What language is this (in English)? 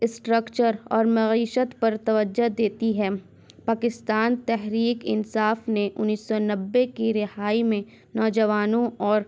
Urdu